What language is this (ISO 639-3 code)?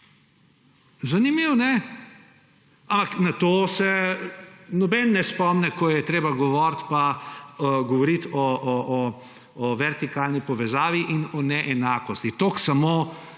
slv